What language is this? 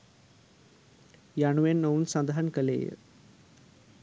Sinhala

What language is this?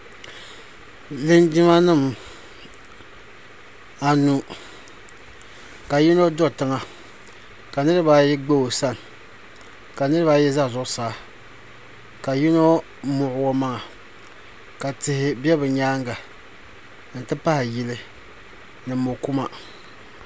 Dagbani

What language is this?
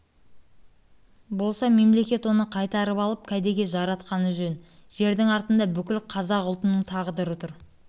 Kazakh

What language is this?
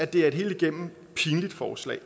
Danish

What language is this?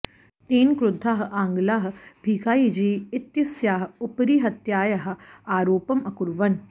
Sanskrit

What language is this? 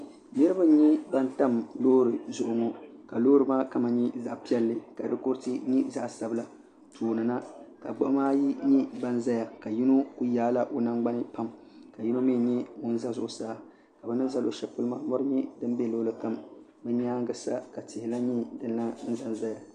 Dagbani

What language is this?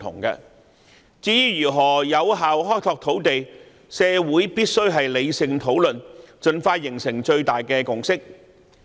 Cantonese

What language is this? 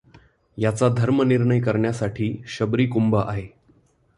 Marathi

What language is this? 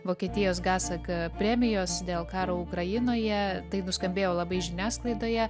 Lithuanian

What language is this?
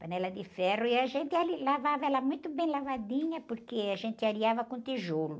Portuguese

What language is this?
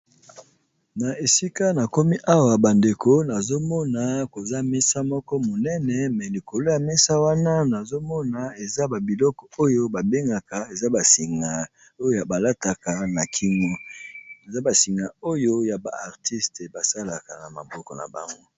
Lingala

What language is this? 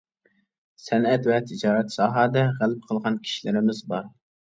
Uyghur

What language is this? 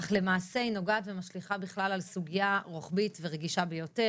Hebrew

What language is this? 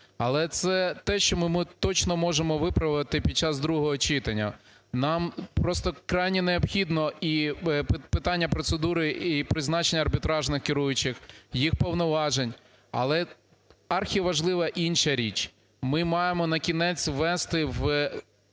Ukrainian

